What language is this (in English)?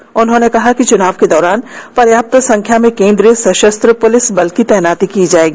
Hindi